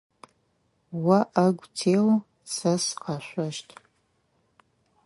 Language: Adyghe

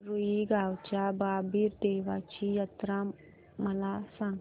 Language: Marathi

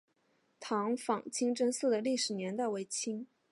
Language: Chinese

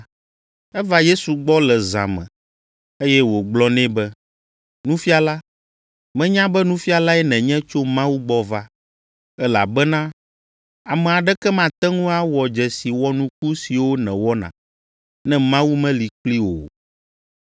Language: Ewe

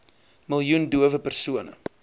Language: Afrikaans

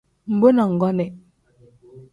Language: Tem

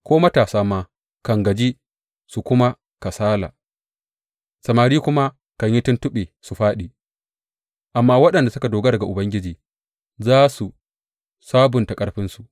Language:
Hausa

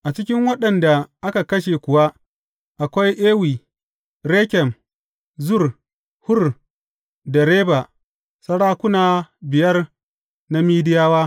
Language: Hausa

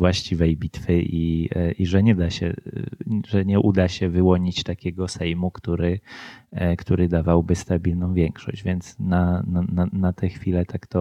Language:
Polish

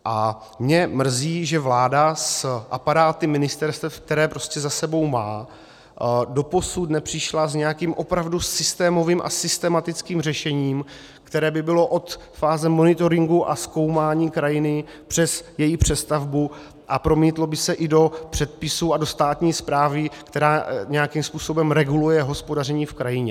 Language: Czech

